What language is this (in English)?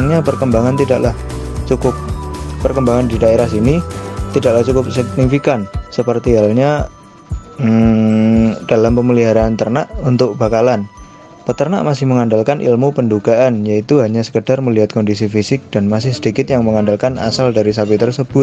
Indonesian